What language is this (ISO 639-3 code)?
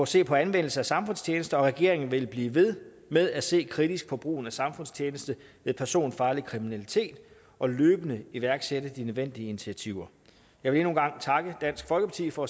dan